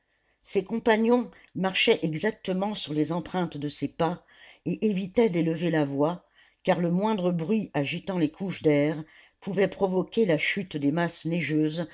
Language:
French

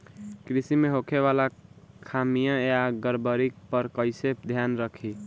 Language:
Bhojpuri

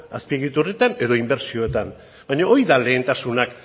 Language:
Basque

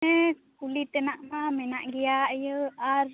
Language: Santali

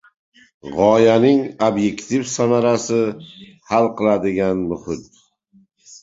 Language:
Uzbek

